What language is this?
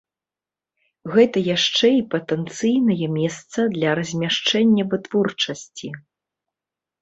Belarusian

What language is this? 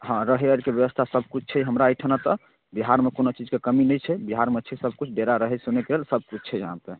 Maithili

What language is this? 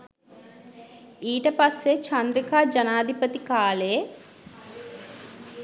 Sinhala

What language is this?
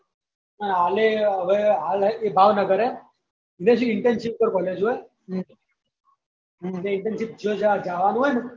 Gujarati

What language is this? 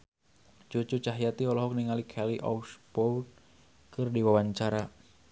Sundanese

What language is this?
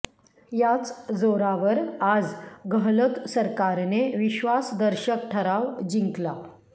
Marathi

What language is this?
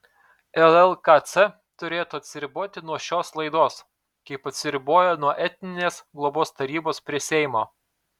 Lithuanian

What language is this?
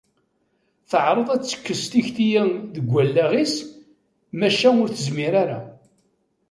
Kabyle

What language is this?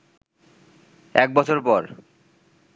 Bangla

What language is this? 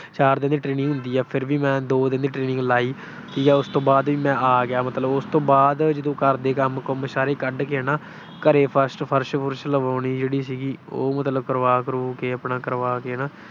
Punjabi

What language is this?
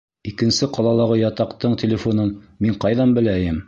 Bashkir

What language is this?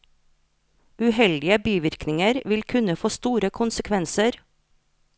Norwegian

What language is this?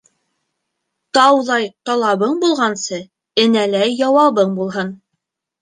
Bashkir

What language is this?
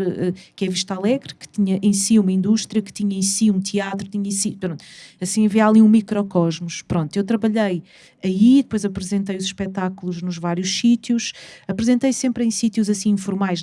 Portuguese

